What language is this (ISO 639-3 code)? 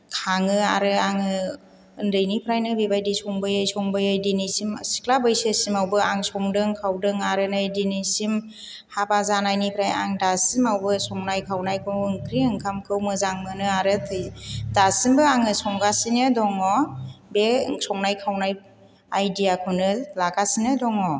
brx